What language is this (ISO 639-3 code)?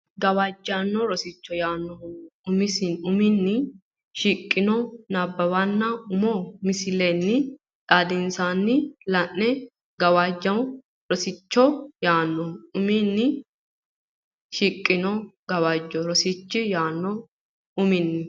sid